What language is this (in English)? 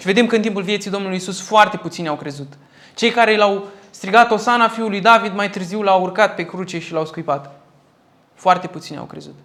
Romanian